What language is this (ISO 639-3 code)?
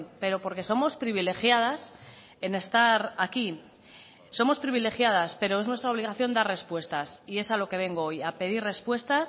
spa